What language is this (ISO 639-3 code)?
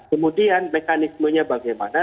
ind